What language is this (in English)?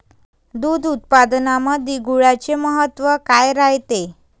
Marathi